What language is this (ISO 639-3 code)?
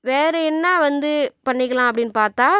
tam